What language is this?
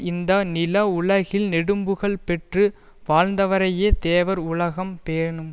Tamil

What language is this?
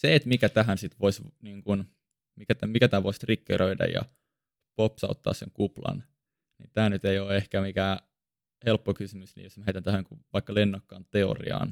Finnish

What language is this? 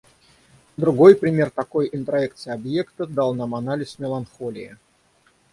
Russian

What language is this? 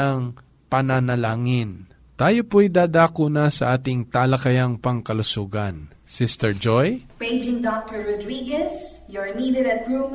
Filipino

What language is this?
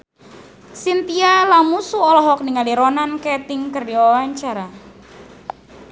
Sundanese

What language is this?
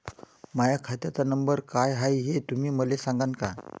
Marathi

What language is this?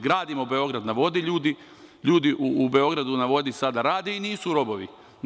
Serbian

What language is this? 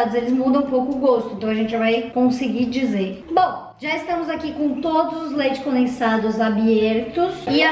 Portuguese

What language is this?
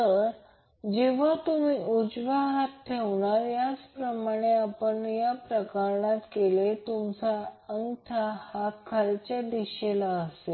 Marathi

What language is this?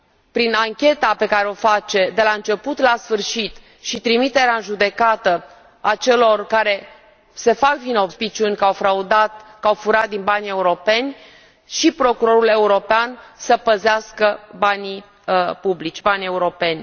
Romanian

